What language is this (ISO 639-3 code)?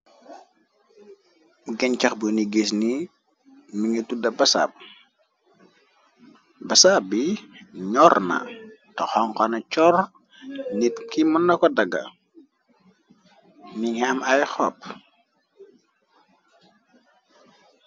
wol